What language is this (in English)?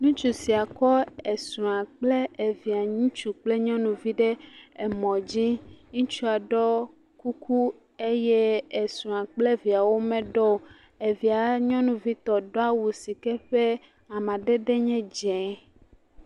Ewe